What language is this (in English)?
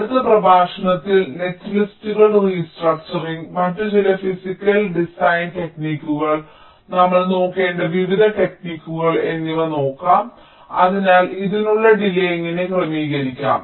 Malayalam